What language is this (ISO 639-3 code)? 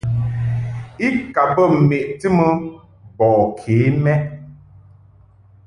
mhk